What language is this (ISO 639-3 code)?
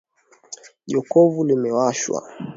swa